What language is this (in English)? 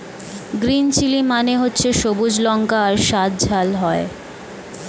Bangla